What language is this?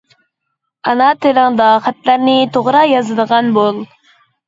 Uyghur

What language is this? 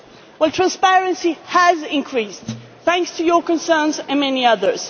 English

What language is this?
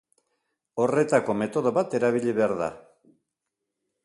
Basque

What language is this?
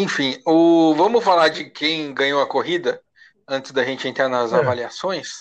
Portuguese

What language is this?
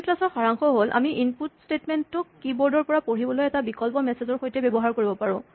Assamese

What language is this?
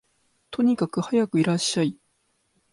Japanese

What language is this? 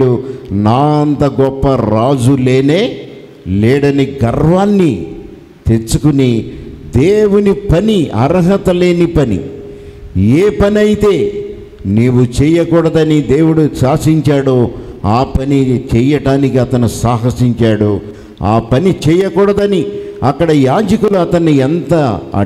Telugu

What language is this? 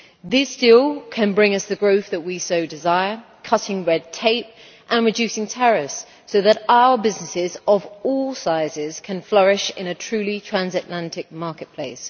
English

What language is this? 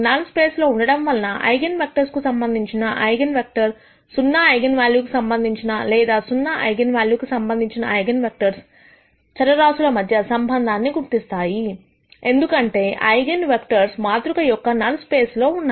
Telugu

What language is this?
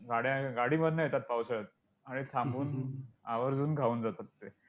Marathi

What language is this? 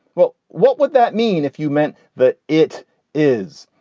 English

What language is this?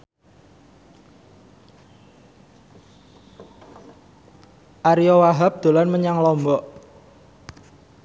Javanese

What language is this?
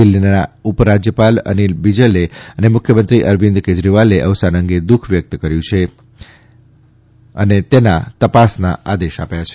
Gujarati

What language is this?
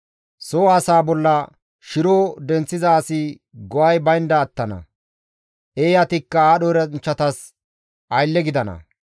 Gamo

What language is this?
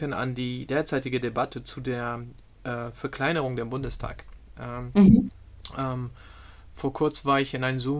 German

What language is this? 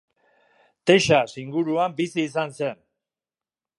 Basque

